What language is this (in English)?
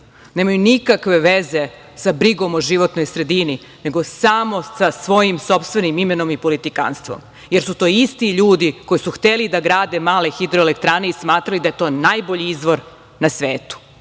Serbian